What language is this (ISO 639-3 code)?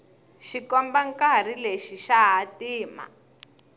tso